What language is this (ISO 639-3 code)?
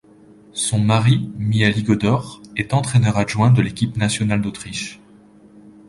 fra